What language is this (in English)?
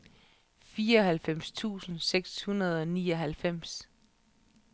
Danish